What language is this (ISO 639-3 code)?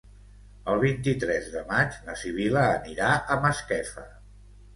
cat